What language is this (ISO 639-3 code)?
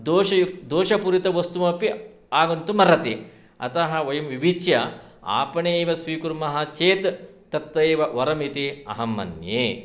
san